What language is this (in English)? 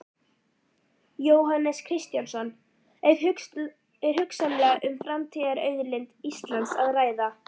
Icelandic